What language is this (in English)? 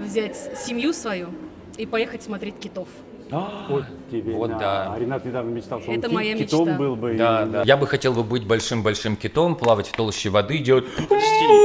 Russian